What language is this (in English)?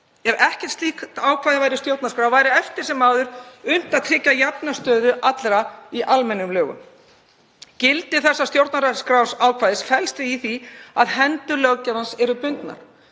Icelandic